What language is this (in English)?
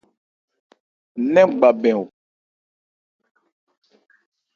Ebrié